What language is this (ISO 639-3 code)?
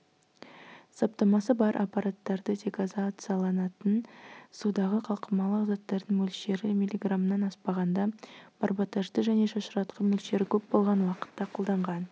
kaz